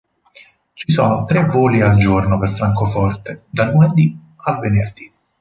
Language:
Italian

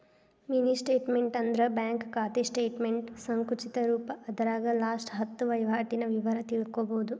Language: Kannada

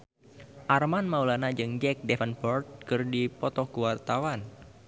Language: Sundanese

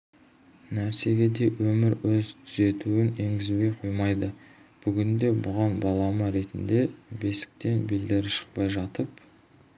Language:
Kazakh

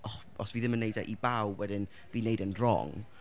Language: Welsh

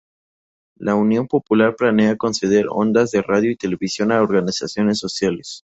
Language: Spanish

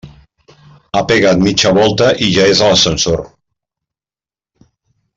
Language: Catalan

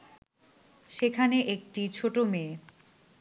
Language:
Bangla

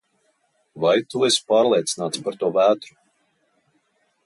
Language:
Latvian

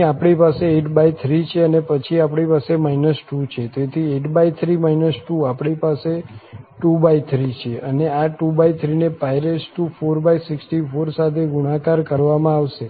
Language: Gujarati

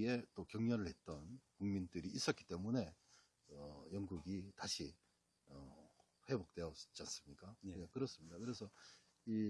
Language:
Korean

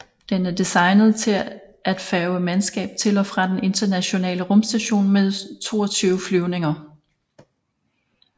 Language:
Danish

